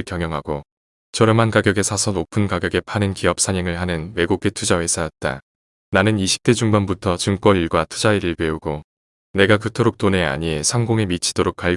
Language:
Korean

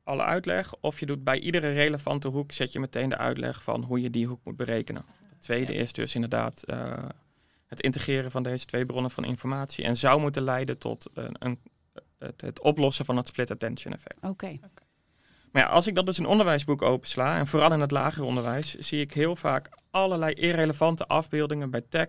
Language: Dutch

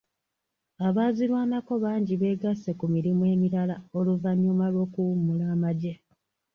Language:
Ganda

